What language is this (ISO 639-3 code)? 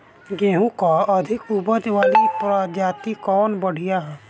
bho